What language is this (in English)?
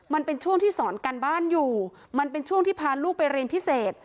Thai